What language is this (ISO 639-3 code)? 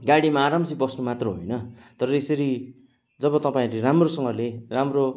nep